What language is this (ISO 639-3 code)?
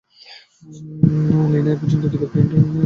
ben